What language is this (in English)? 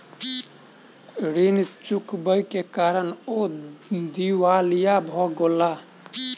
Maithili